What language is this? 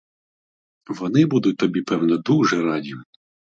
Ukrainian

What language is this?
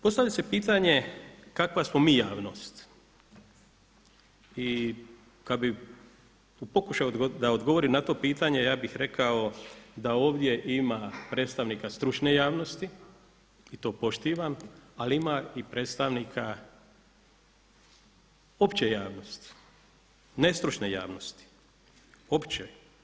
Croatian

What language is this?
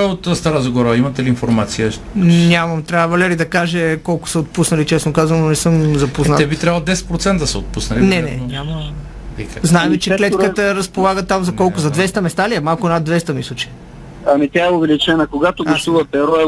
Bulgarian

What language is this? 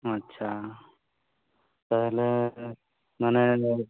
Santali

